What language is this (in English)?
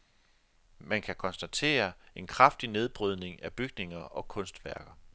Danish